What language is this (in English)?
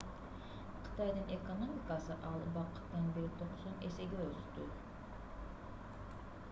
Kyrgyz